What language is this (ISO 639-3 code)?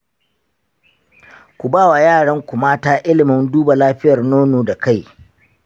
hau